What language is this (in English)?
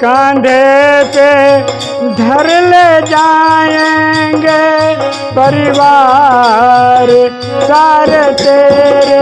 Hindi